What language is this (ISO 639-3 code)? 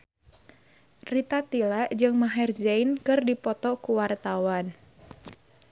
sun